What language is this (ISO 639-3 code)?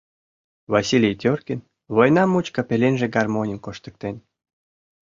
chm